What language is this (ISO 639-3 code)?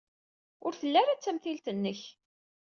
kab